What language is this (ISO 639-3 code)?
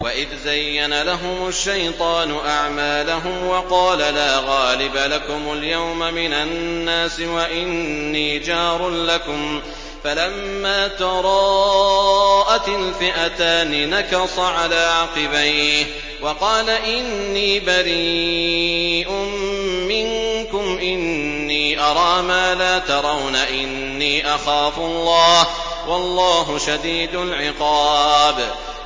ara